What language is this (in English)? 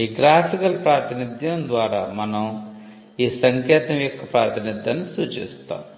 Telugu